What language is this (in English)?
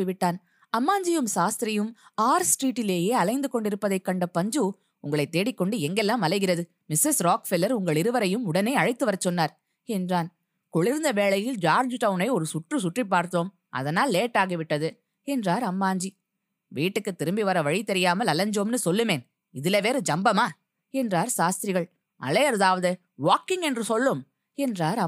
Tamil